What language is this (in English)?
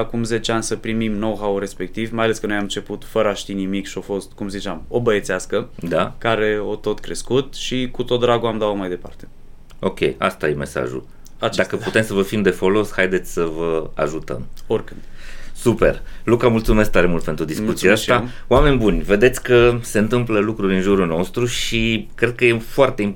Romanian